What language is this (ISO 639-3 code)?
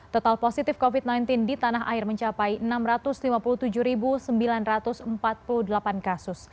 ind